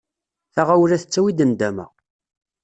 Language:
Kabyle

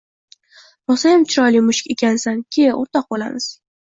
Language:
Uzbek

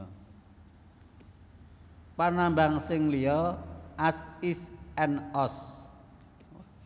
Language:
Javanese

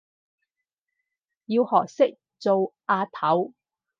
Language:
Cantonese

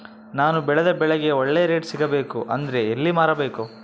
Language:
Kannada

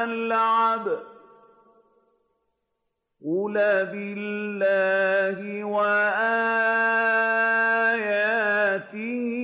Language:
Arabic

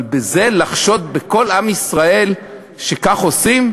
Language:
Hebrew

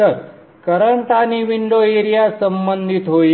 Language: Marathi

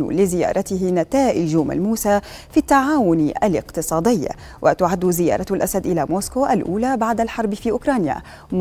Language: Arabic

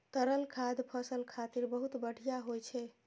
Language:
Maithili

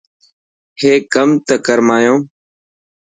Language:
Dhatki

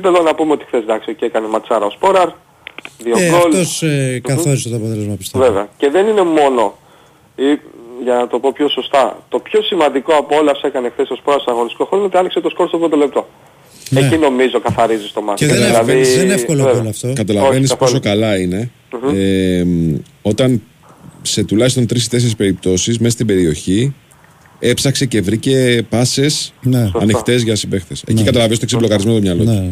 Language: Greek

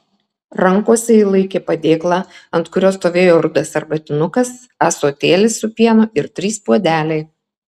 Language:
Lithuanian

